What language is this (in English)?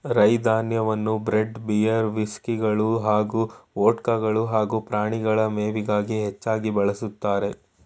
Kannada